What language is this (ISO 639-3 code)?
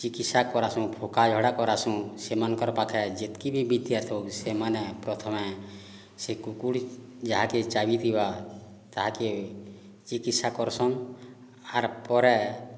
ori